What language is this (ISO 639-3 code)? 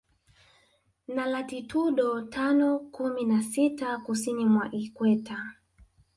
swa